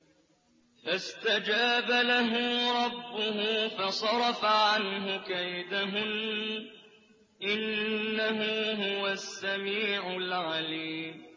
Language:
Arabic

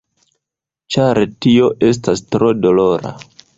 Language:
Esperanto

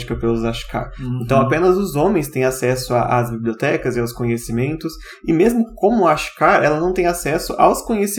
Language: Portuguese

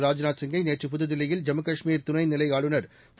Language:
Tamil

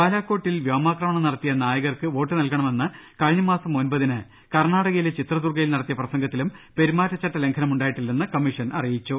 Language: Malayalam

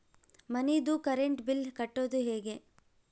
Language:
Kannada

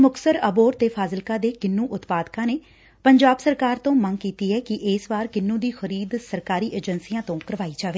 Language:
Punjabi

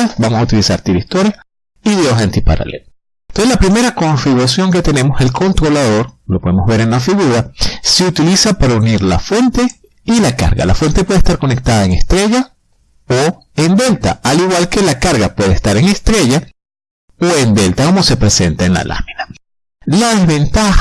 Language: Spanish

